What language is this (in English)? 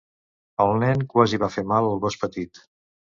Catalan